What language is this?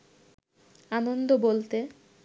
Bangla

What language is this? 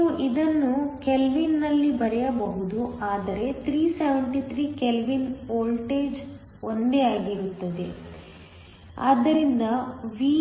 Kannada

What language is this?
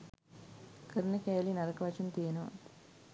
Sinhala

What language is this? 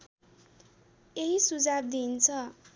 Nepali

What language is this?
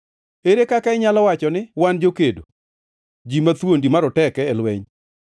Luo (Kenya and Tanzania)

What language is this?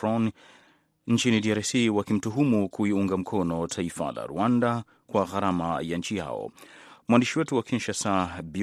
Swahili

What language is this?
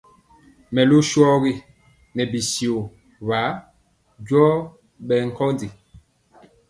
Mpiemo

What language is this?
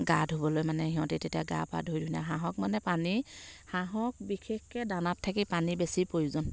Assamese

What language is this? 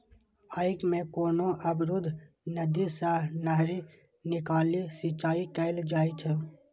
Maithili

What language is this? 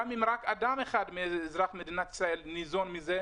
Hebrew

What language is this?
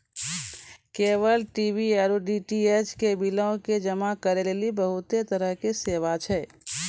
Maithili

